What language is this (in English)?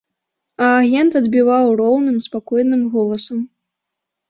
Belarusian